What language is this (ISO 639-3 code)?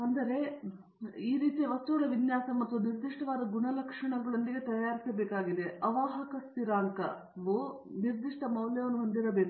kan